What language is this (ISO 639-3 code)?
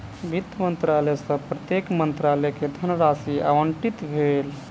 mai